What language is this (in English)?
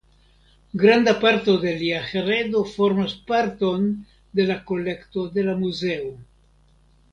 Esperanto